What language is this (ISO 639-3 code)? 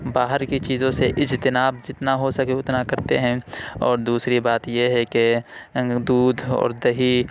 urd